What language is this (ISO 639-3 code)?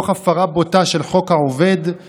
heb